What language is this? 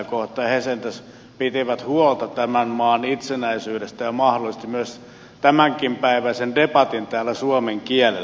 Finnish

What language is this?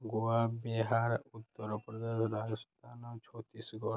Odia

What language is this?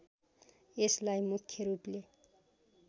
Nepali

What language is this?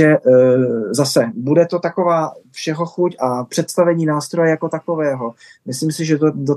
Czech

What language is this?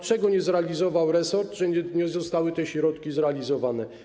Polish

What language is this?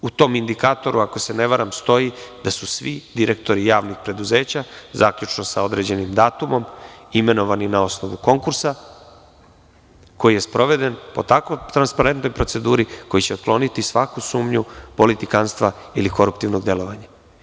Serbian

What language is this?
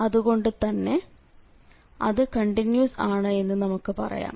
Malayalam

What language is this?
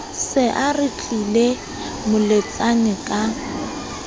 Southern Sotho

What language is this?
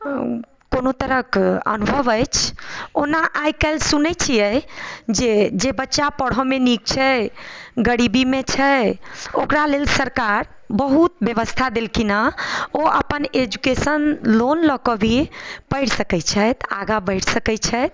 Maithili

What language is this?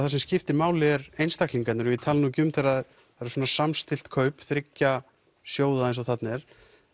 Icelandic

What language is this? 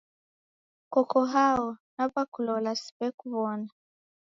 Taita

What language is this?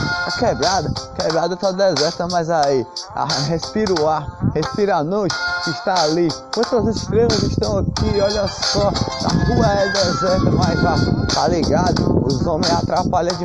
Portuguese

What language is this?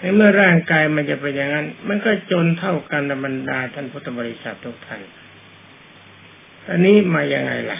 Thai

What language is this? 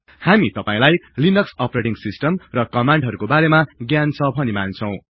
Nepali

